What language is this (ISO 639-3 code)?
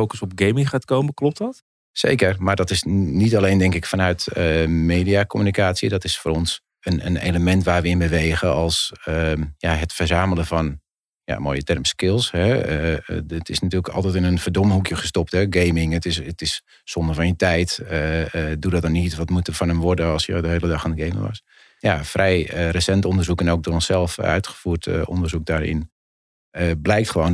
nld